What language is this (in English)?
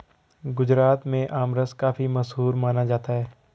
Hindi